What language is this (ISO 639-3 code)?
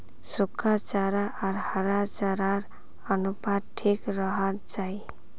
mag